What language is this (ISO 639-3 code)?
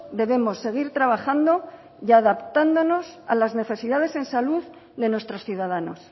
spa